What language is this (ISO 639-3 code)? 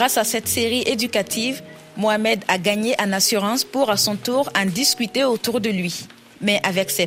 fra